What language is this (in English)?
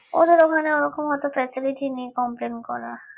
Bangla